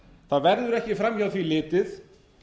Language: Icelandic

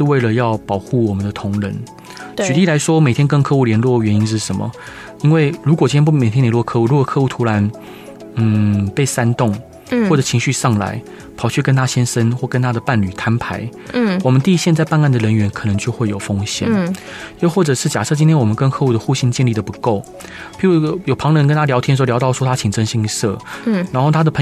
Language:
Chinese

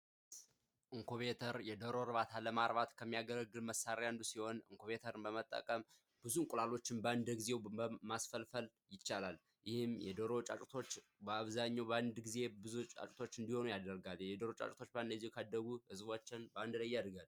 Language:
Amharic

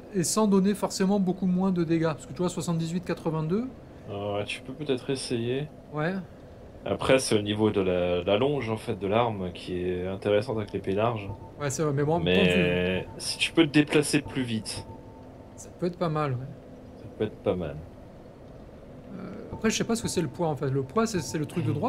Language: French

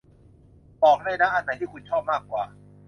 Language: Thai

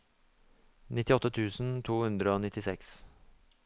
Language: Norwegian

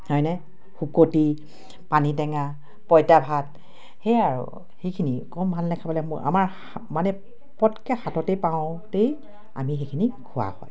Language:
Assamese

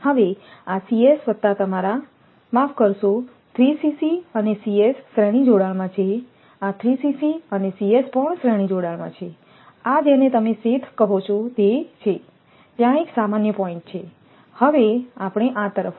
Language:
Gujarati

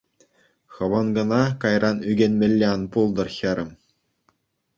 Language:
Chuvash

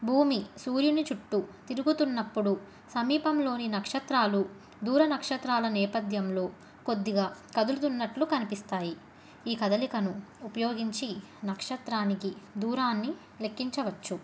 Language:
Telugu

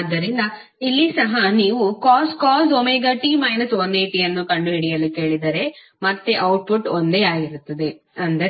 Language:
Kannada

